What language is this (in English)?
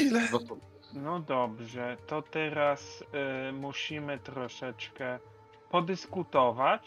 Polish